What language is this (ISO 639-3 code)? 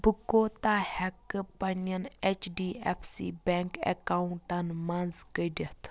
kas